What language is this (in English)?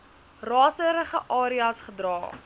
Afrikaans